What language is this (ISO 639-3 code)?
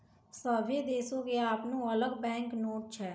mai